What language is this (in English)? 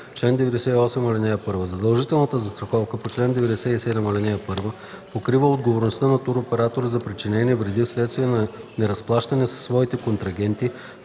Bulgarian